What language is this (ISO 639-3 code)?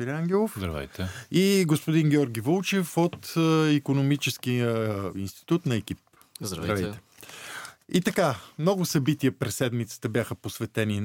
bul